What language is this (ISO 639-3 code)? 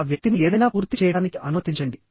tel